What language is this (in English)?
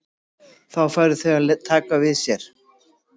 Icelandic